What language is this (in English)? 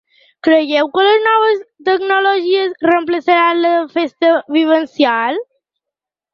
Catalan